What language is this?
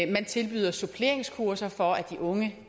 Danish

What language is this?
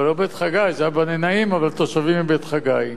Hebrew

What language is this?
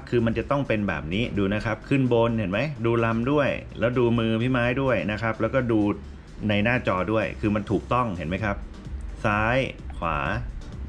Thai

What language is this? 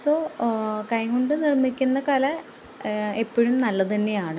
Malayalam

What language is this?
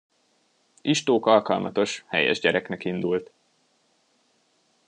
Hungarian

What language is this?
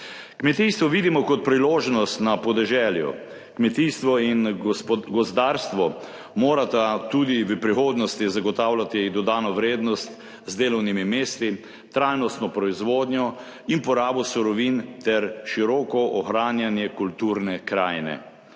Slovenian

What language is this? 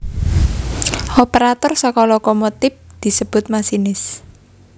Javanese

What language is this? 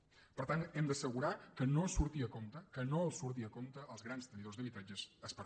Catalan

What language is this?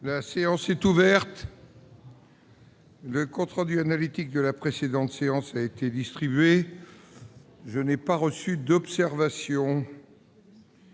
French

